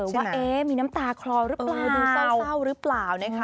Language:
Thai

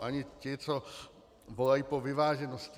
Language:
Czech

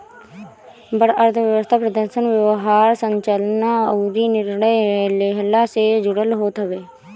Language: Bhojpuri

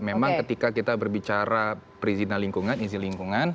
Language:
Indonesian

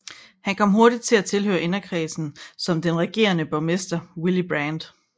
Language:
Danish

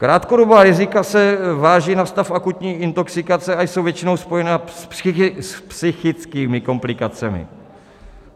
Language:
Czech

